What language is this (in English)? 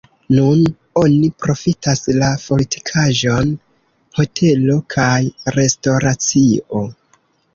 Esperanto